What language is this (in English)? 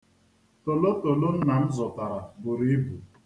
Igbo